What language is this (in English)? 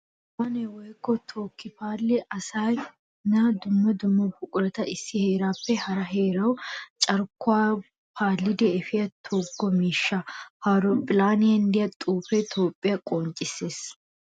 Wolaytta